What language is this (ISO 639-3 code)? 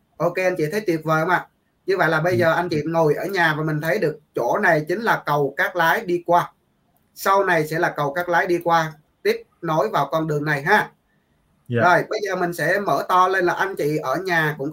vie